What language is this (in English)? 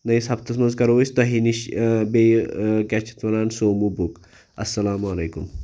Kashmiri